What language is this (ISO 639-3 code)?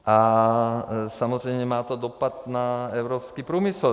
ces